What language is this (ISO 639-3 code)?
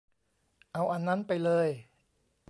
tha